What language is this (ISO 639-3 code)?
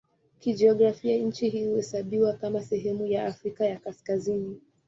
swa